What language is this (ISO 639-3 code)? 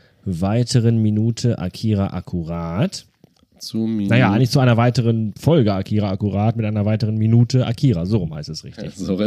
deu